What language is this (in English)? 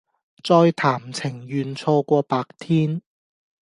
Cantonese